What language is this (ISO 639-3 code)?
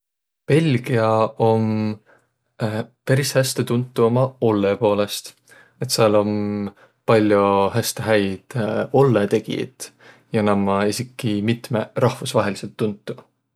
vro